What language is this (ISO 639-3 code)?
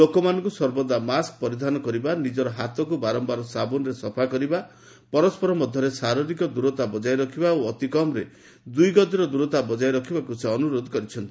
ori